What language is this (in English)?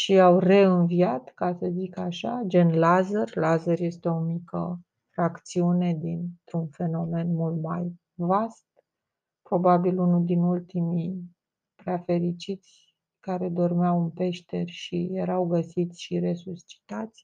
Romanian